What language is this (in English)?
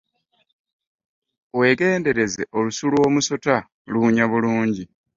Ganda